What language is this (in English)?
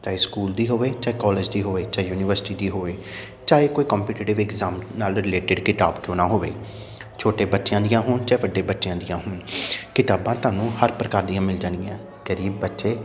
Punjabi